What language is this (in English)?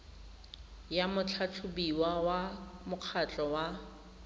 Tswana